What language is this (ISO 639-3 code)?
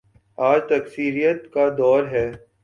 urd